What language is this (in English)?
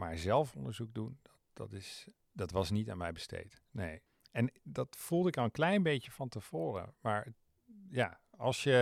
Dutch